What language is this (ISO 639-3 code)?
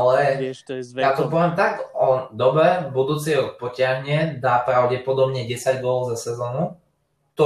slk